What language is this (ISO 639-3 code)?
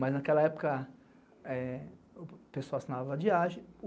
por